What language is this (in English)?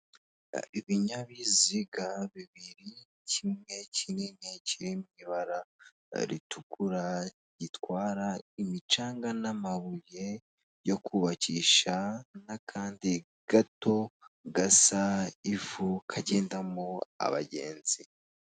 Kinyarwanda